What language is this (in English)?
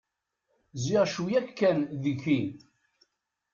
Kabyle